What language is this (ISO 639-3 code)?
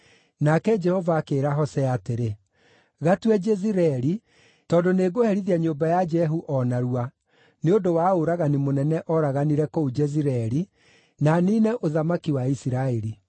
kik